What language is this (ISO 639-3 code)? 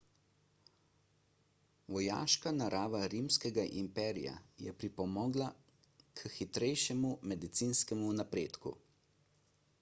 slv